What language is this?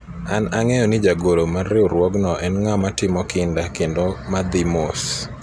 Luo (Kenya and Tanzania)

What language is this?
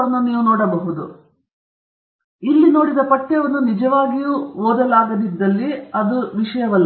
Kannada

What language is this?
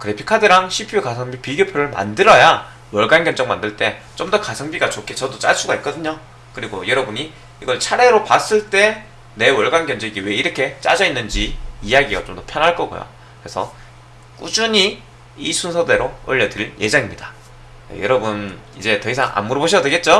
Korean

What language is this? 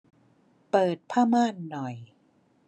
Thai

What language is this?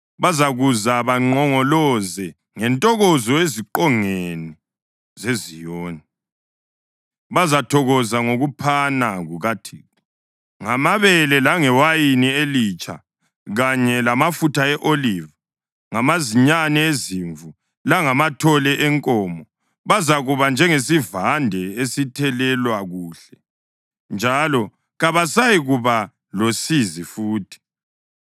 North Ndebele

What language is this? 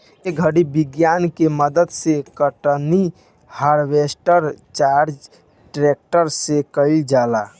Bhojpuri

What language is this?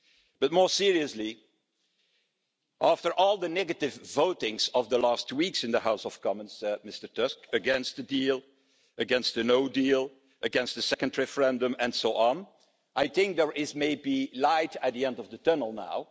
English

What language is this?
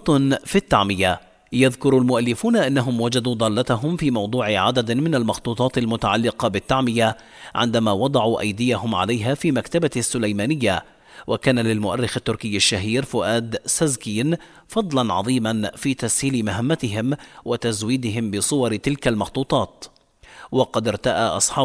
Arabic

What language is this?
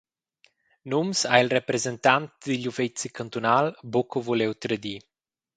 Romansh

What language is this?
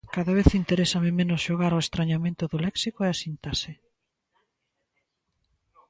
Galician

